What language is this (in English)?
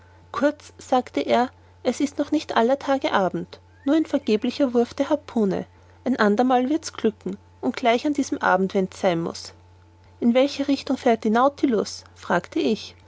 German